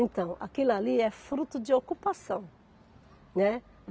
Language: Portuguese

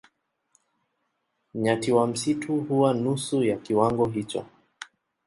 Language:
Swahili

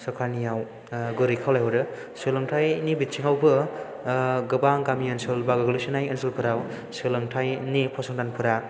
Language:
Bodo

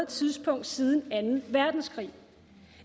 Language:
Danish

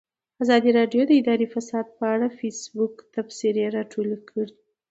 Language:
Pashto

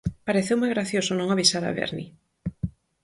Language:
Galician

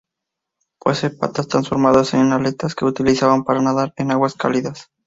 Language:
Spanish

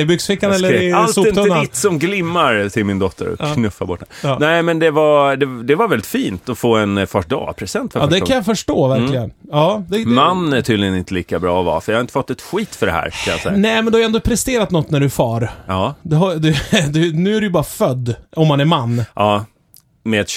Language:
Swedish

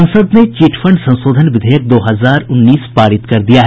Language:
Hindi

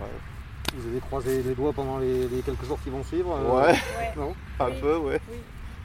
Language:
French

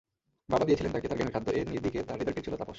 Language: Bangla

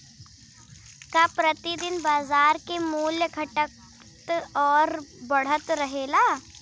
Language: Bhojpuri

